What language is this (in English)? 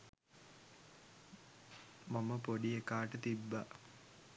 Sinhala